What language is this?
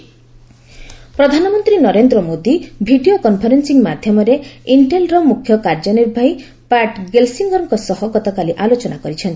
Odia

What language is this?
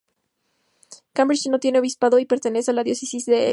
Spanish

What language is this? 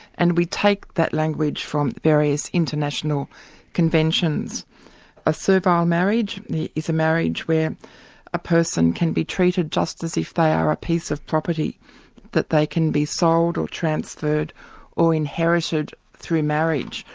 English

